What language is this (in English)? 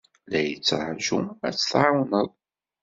Kabyle